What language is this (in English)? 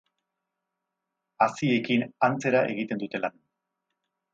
Basque